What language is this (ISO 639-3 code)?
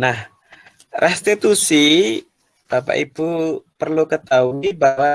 ind